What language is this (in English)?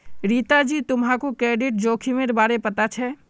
Magahi